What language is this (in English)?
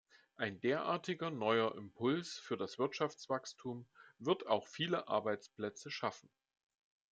German